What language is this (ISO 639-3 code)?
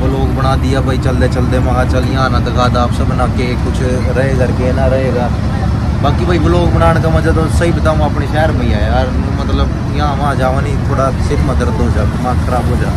hin